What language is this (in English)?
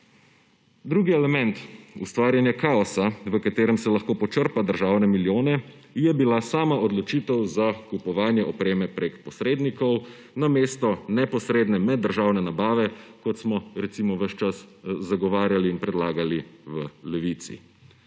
Slovenian